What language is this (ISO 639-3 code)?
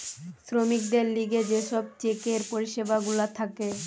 ben